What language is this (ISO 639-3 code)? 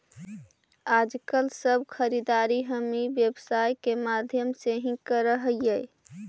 mag